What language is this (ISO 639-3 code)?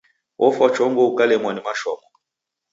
dav